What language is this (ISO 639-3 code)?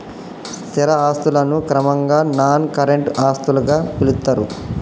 tel